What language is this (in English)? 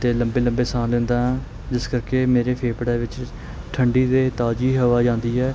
Punjabi